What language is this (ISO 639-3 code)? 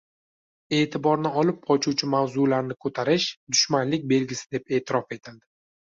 uzb